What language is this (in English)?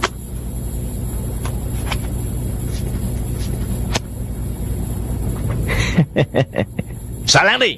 Vietnamese